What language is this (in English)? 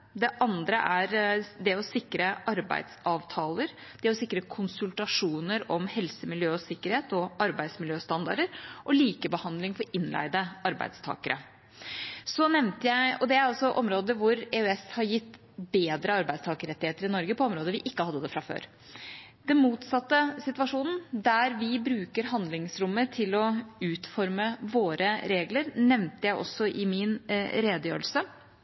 Norwegian Bokmål